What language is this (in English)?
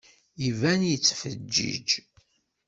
Kabyle